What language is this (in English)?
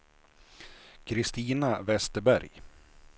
Swedish